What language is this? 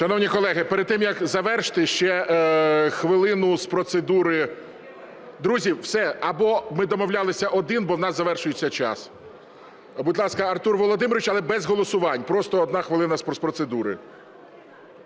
Ukrainian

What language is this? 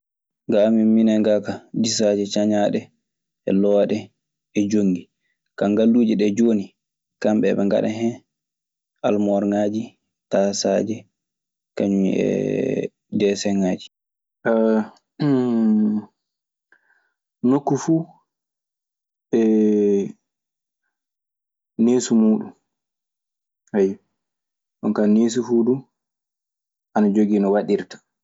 Maasina Fulfulde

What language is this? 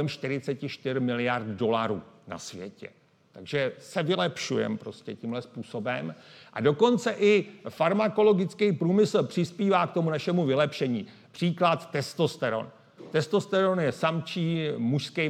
Czech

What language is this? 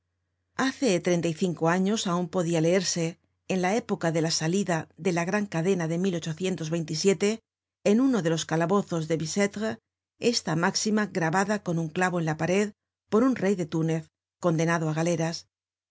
Spanish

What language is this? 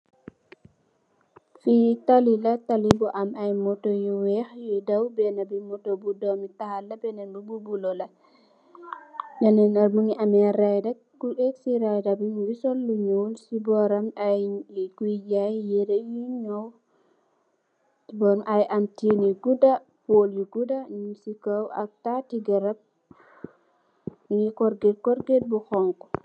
Wolof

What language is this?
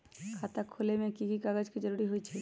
Magahi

